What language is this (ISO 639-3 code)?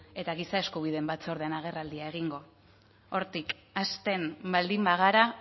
eus